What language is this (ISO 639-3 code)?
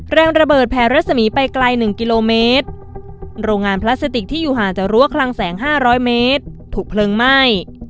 tha